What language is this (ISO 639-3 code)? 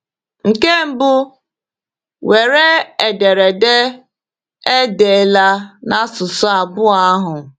ibo